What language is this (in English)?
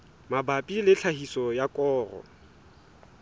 Southern Sotho